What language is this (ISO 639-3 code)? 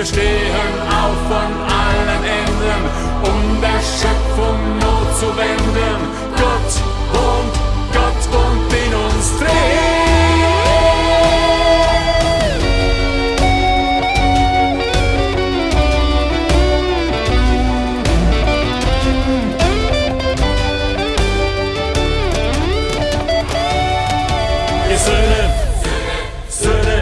deu